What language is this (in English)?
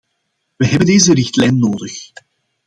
Dutch